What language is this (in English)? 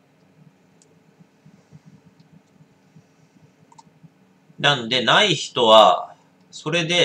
Japanese